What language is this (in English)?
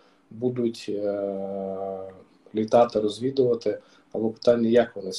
Ukrainian